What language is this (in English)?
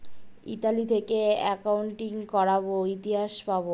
Bangla